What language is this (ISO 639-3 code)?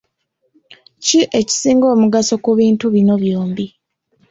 lug